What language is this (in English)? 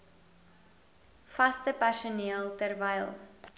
Afrikaans